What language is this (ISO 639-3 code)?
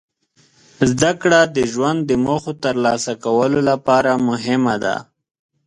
pus